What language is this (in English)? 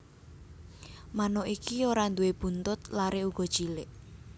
Javanese